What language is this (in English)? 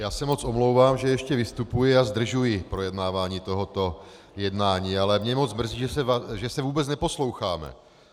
Czech